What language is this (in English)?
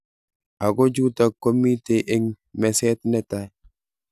Kalenjin